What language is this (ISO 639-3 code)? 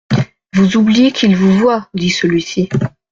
fra